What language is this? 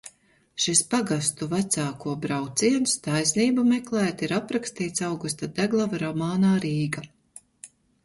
Latvian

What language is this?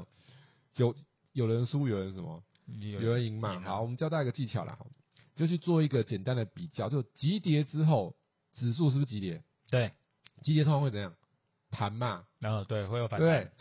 Chinese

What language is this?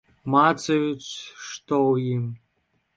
Belarusian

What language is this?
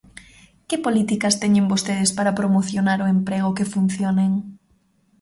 Galician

